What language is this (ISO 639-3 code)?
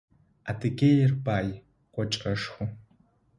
ady